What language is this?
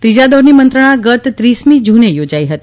Gujarati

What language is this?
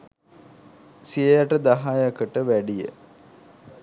Sinhala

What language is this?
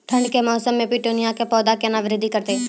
Maithili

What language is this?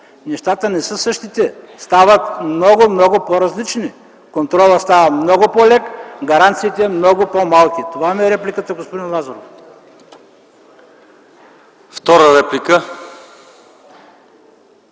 Bulgarian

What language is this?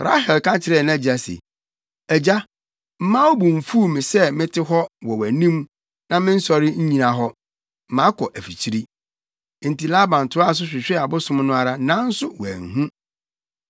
Akan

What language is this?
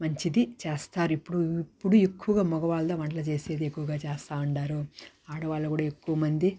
Telugu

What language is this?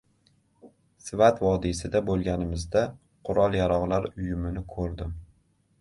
Uzbek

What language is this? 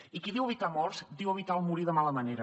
Catalan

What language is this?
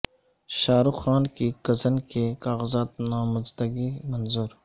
Urdu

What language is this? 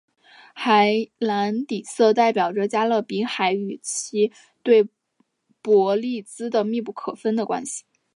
Chinese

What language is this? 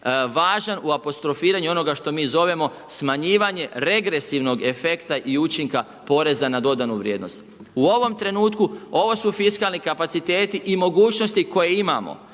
Croatian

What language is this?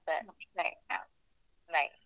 Kannada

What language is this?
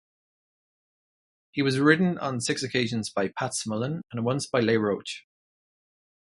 English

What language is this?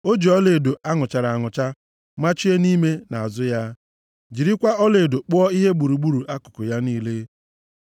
Igbo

